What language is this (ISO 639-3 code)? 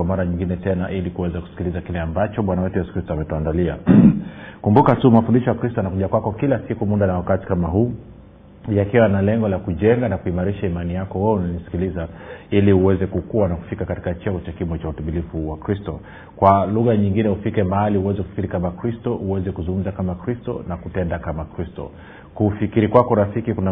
swa